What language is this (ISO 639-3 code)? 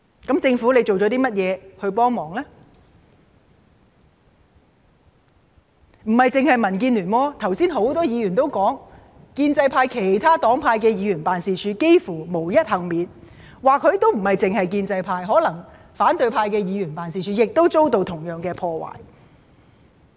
yue